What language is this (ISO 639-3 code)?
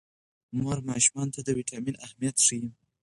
pus